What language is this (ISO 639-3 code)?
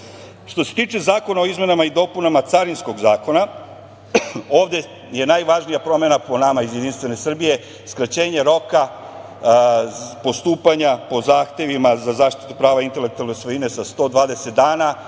srp